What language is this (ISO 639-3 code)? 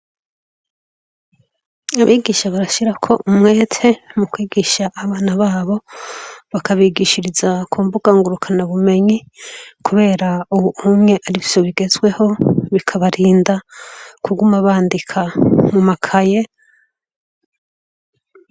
run